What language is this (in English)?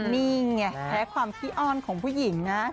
Thai